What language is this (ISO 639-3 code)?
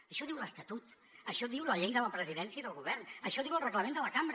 cat